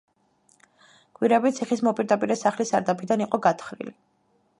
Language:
Georgian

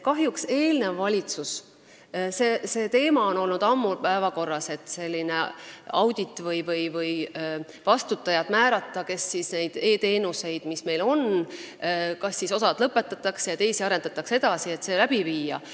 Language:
Estonian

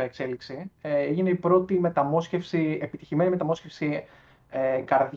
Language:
Greek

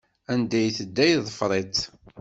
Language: Kabyle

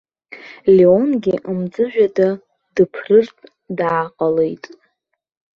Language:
Abkhazian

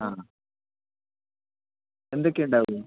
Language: Malayalam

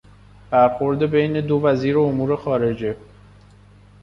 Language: Persian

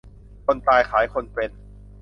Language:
Thai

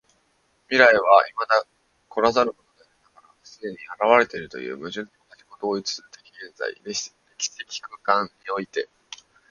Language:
Japanese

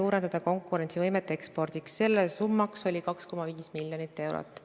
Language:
Estonian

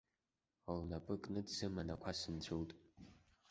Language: Abkhazian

